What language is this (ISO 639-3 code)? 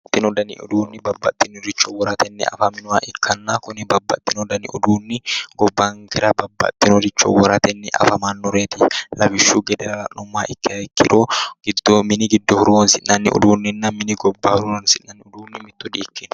sid